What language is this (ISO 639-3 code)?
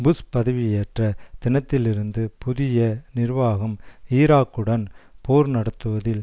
tam